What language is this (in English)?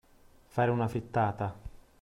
Italian